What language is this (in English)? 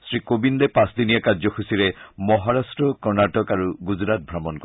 Assamese